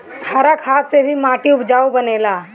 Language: Bhojpuri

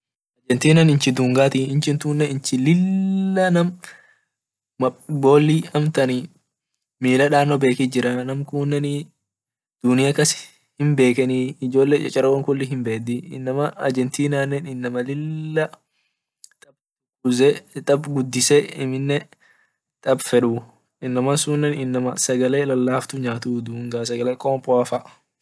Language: Orma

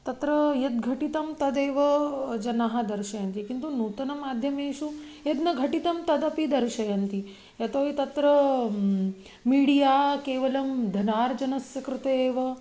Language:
Sanskrit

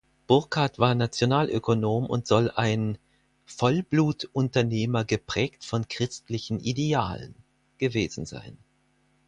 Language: German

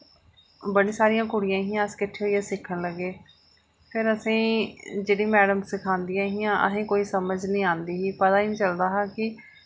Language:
Dogri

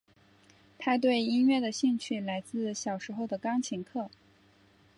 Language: Chinese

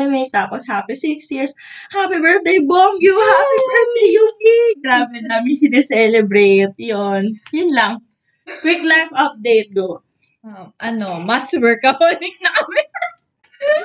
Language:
Filipino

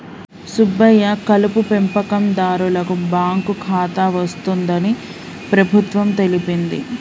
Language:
Telugu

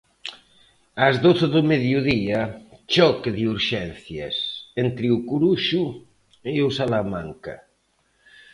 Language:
Galician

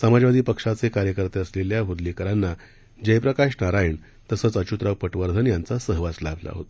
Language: Marathi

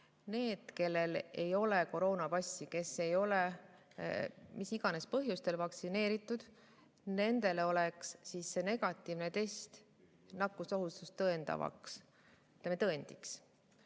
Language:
Estonian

